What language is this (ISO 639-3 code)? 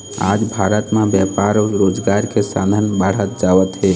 hne